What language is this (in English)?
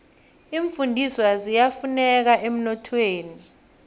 South Ndebele